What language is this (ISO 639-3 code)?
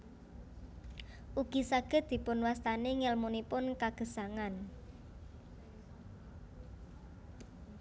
jav